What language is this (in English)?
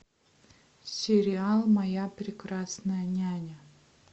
Russian